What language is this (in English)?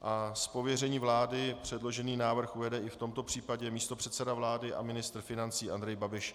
Czech